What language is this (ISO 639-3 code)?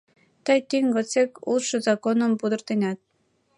chm